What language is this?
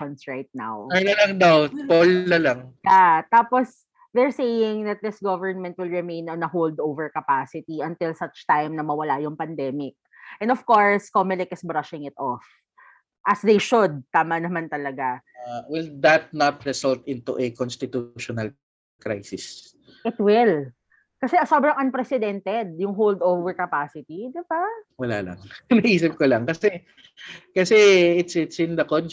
Filipino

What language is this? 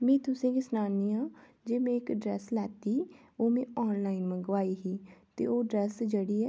Dogri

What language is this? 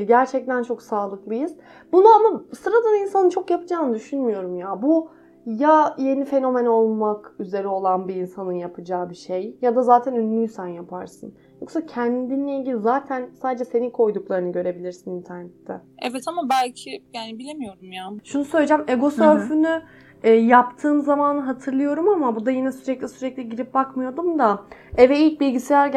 Turkish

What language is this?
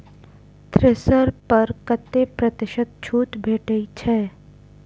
Maithili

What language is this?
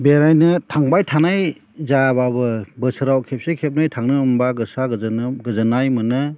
Bodo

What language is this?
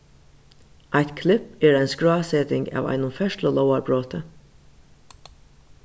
Faroese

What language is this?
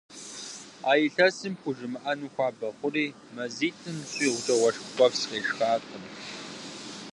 Kabardian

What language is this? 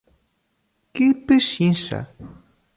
Portuguese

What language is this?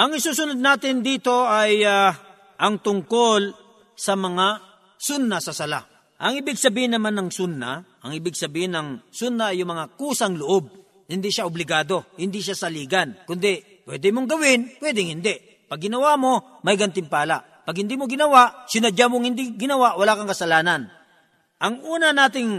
Filipino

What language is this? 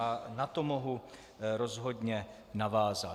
Czech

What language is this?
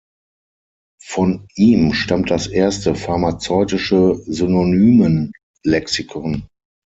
German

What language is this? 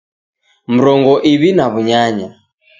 Taita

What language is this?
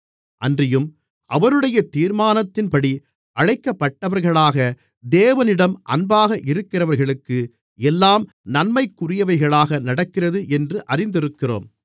Tamil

